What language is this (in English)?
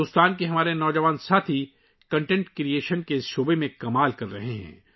Urdu